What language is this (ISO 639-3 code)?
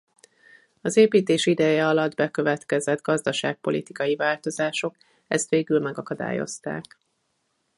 hun